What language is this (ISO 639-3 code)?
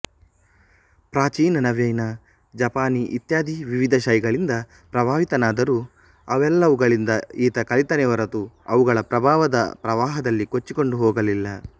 kan